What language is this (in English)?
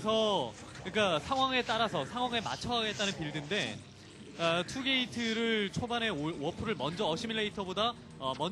Korean